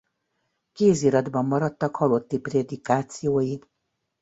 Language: Hungarian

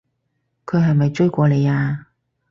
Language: Cantonese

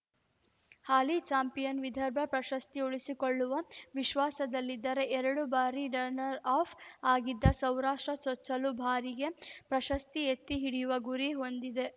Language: Kannada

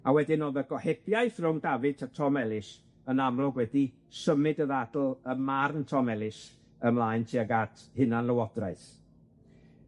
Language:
Welsh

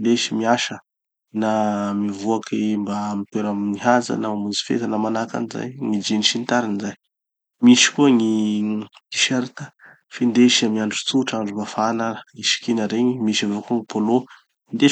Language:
Tanosy Malagasy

